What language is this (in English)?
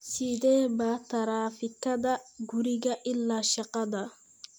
Somali